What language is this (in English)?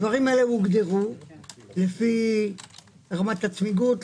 Hebrew